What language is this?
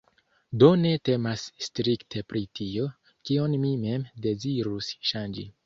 Esperanto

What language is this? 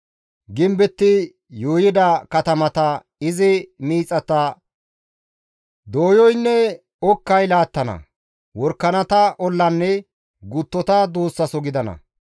Gamo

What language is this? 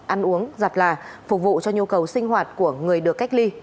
Vietnamese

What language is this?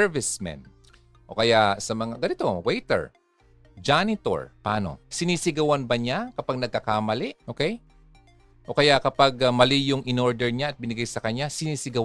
Filipino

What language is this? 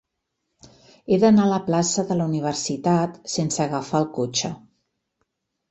Catalan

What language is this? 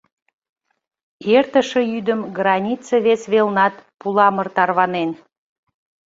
Mari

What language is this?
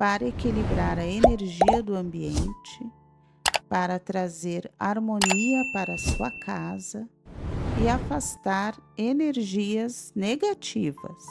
Portuguese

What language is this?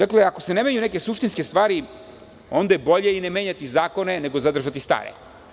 Serbian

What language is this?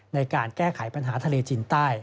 Thai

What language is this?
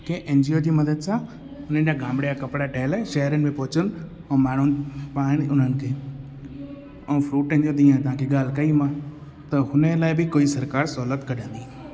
Sindhi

